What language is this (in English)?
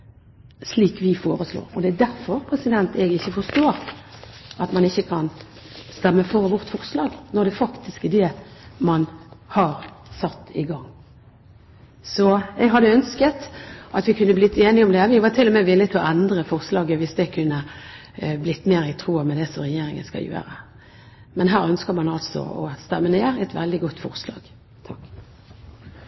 Norwegian Bokmål